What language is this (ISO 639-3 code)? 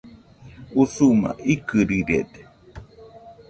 hux